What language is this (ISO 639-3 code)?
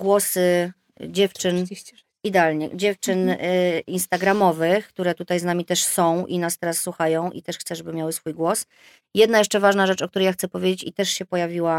pol